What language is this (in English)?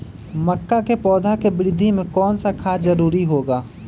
Magahi